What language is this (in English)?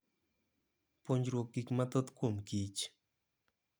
Luo (Kenya and Tanzania)